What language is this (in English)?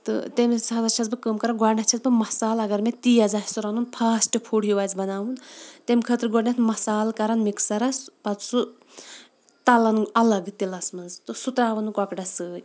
Kashmiri